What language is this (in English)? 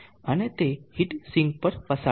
Gujarati